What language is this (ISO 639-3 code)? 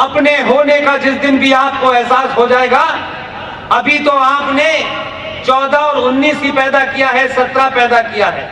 hin